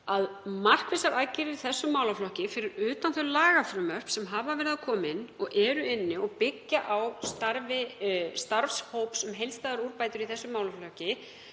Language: Icelandic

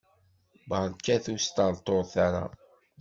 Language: Kabyle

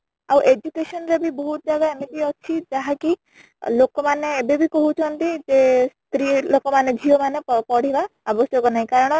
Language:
Odia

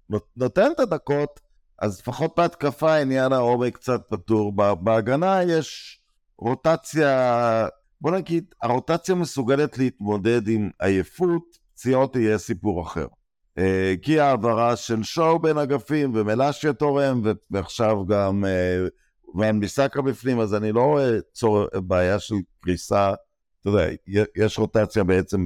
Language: Hebrew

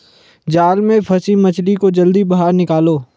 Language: Hindi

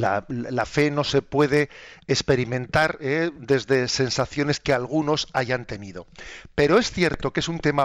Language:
Spanish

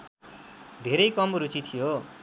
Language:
Nepali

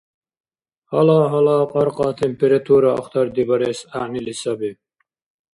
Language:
Dargwa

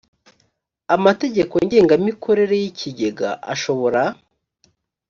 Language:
Kinyarwanda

